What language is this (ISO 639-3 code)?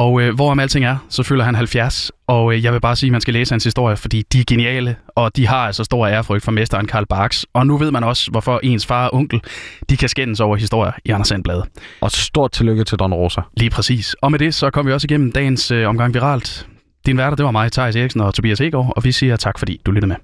dan